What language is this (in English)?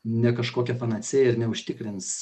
Lithuanian